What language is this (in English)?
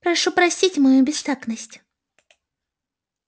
Russian